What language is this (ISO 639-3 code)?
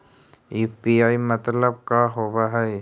mag